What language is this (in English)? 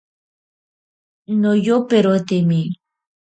Ashéninka Perené